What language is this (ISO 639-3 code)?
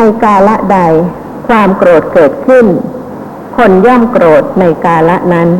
tha